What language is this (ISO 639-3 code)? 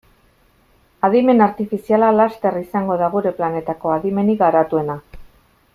eus